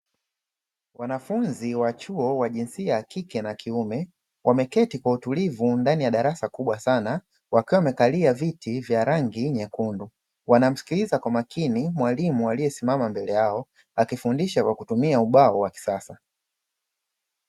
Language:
Swahili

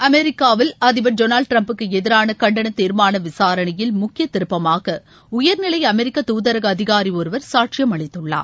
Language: Tamil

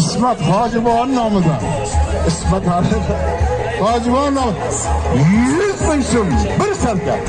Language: Turkish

